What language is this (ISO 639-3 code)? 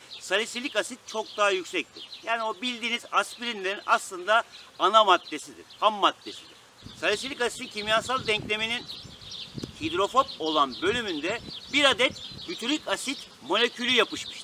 tur